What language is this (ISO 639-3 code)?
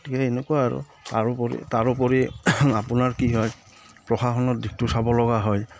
asm